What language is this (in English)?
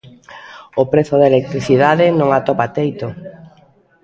Galician